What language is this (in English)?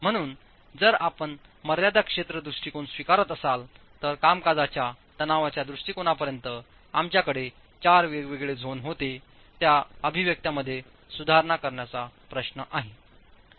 Marathi